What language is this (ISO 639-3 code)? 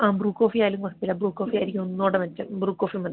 mal